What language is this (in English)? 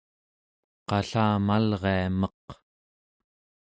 Central Yupik